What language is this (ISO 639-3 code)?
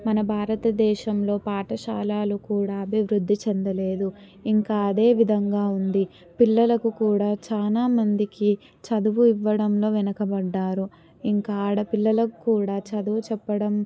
tel